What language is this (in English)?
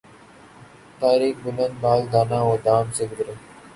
Urdu